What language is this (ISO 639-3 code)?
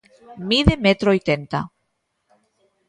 glg